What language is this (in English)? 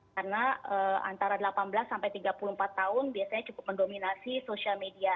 Indonesian